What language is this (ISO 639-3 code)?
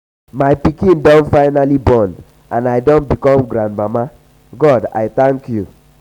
pcm